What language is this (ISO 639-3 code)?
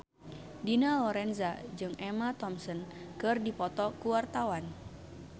sun